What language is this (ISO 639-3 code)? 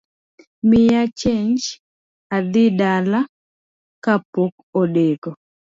luo